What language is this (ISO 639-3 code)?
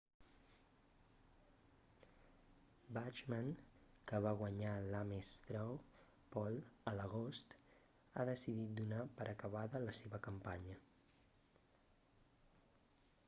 cat